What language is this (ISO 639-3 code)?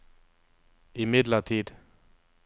nor